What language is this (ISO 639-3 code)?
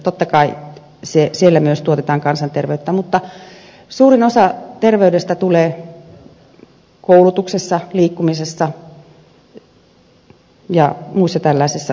fin